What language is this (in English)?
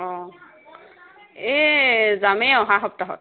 Assamese